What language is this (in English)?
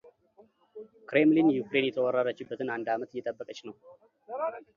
Amharic